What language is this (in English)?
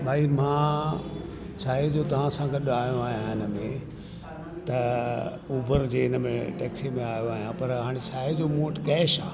Sindhi